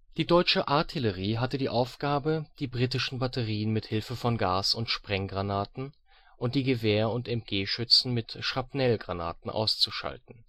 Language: German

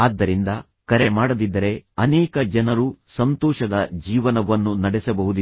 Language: Kannada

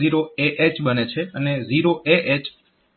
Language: Gujarati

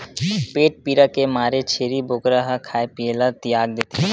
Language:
Chhattisgarhi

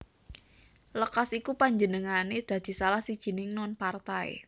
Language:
Javanese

